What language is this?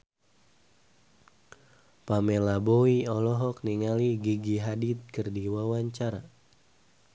Sundanese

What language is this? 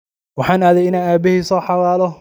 Somali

